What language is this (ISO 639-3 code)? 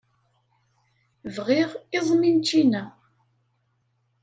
kab